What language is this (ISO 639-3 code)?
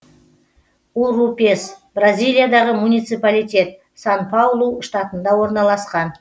kaz